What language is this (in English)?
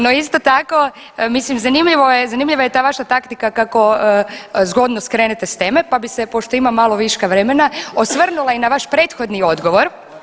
Croatian